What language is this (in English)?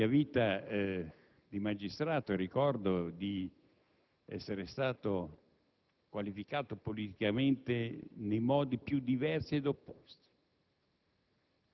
Italian